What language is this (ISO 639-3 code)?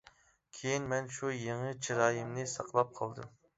uig